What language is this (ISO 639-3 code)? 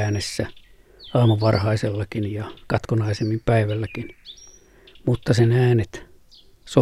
fin